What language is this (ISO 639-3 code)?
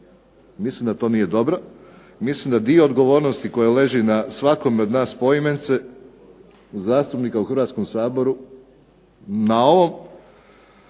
hrv